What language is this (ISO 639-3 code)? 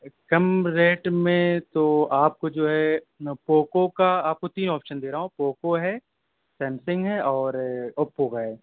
urd